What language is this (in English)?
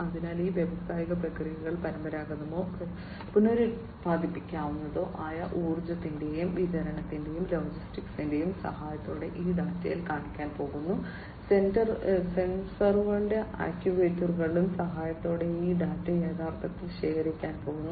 Malayalam